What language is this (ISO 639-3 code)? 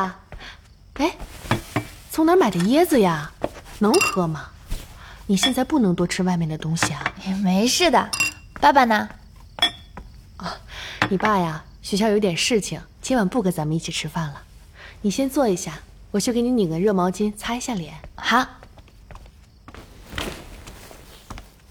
zho